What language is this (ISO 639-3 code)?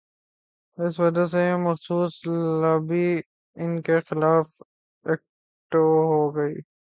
urd